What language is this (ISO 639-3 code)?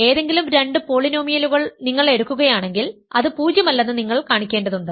mal